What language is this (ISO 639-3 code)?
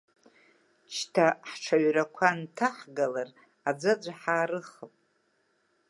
abk